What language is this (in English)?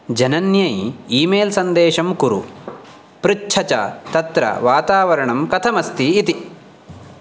Sanskrit